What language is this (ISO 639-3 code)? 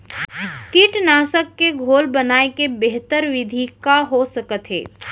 hne